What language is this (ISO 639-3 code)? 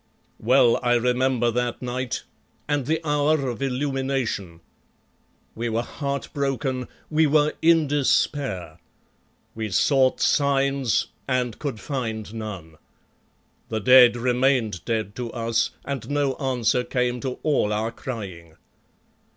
eng